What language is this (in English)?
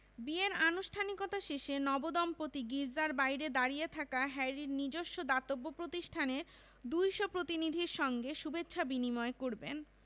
Bangla